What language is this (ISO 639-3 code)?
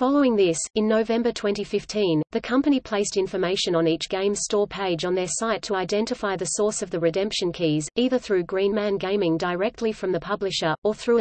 eng